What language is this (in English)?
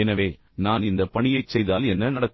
Tamil